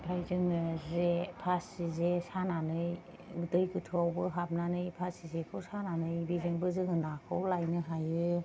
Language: Bodo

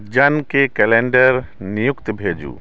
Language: Maithili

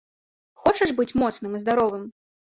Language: Belarusian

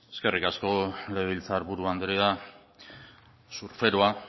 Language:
Basque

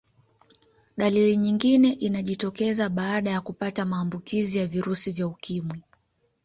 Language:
Swahili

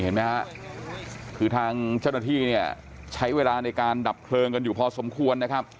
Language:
Thai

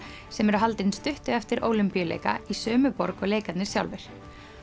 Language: Icelandic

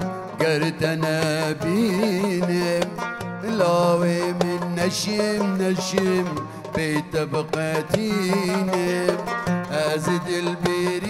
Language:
Turkish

